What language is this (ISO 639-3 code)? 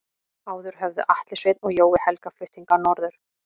isl